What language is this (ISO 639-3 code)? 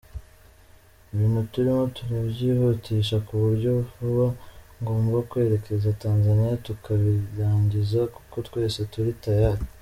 kin